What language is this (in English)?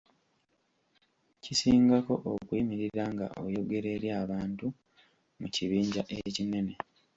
Ganda